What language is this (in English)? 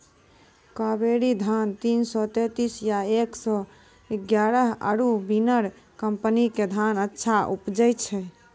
Maithili